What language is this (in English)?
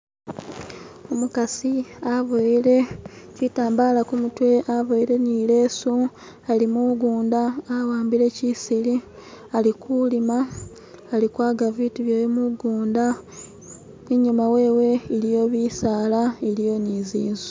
Masaaba